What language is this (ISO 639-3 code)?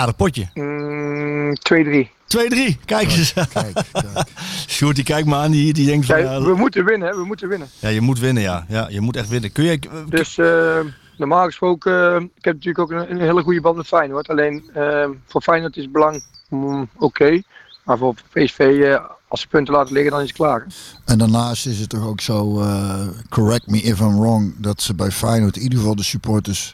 nld